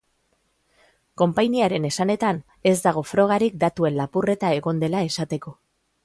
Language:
Basque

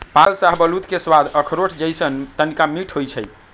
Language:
Magahi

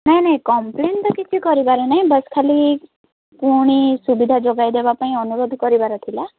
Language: Odia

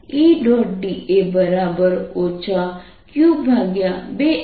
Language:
Gujarati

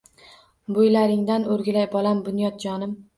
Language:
Uzbek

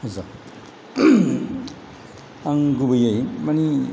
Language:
Bodo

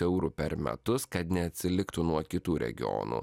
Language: Lithuanian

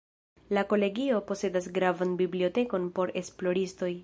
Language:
Esperanto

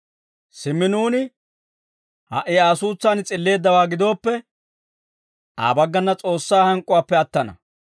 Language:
Dawro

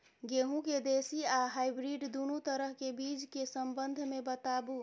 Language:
Maithili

